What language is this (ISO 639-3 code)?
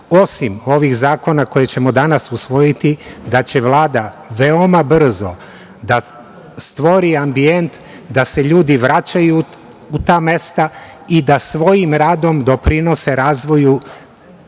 srp